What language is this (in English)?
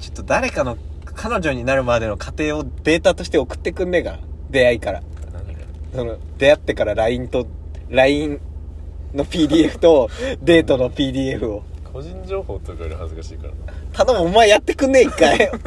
Japanese